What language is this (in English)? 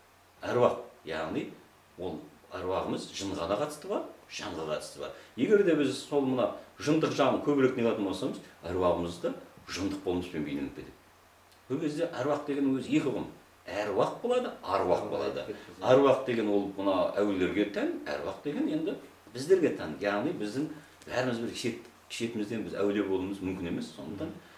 Turkish